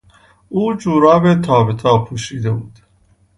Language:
Persian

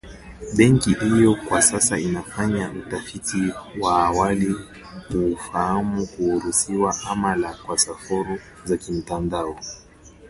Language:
Swahili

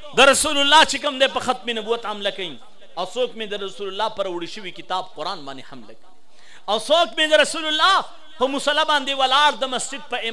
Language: Arabic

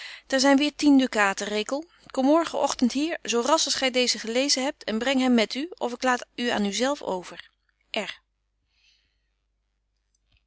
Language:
Dutch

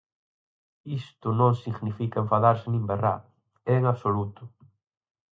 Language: Galician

